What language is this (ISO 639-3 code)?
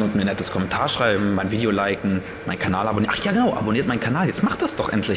deu